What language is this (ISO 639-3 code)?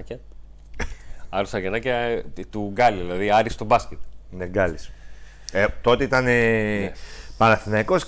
ell